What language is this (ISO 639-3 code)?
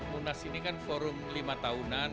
ind